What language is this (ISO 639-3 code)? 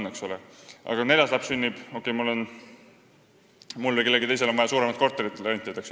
est